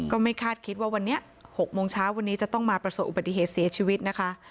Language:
Thai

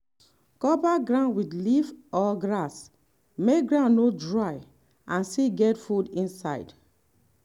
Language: Nigerian Pidgin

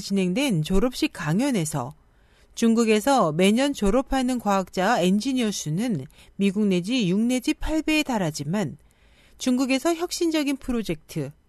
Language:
Korean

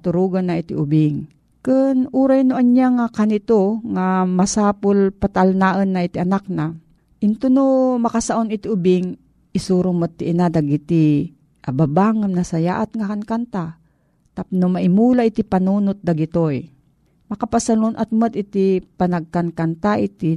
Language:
Filipino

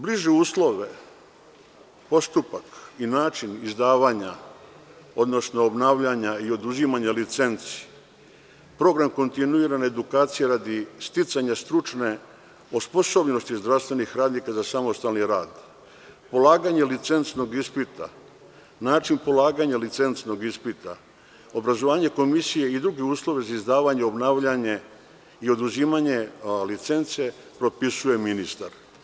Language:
Serbian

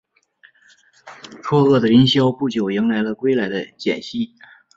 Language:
Chinese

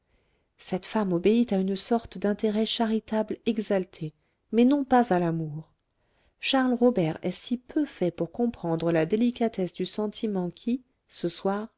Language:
French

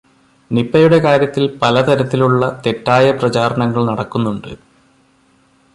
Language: Malayalam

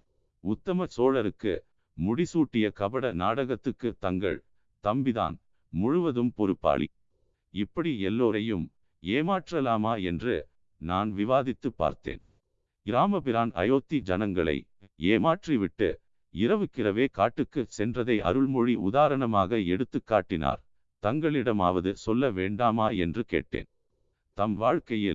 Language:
Tamil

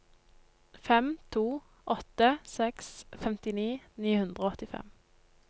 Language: Norwegian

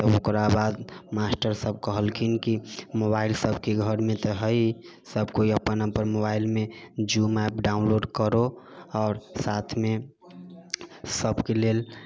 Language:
Maithili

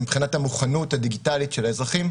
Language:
Hebrew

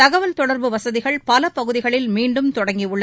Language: Tamil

